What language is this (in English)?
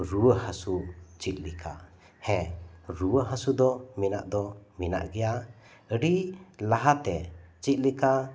Santali